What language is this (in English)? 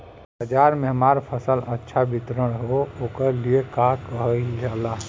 Bhojpuri